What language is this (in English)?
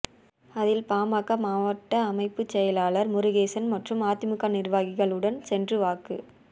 Tamil